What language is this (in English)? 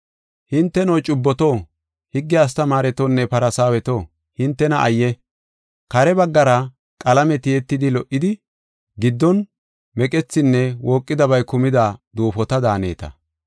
Gofa